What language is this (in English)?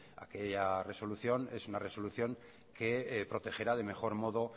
Spanish